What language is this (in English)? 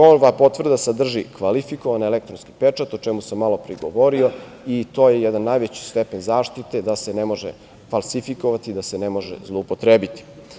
Serbian